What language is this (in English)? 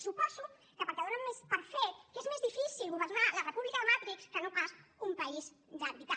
Catalan